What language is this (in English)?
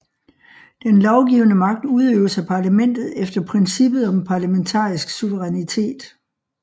Danish